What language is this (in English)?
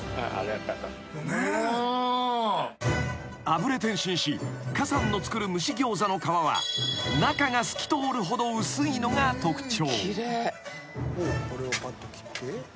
Japanese